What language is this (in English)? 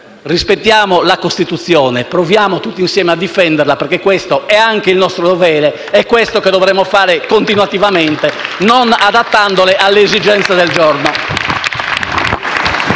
Italian